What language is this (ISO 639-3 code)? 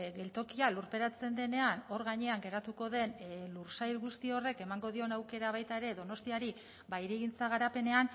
eus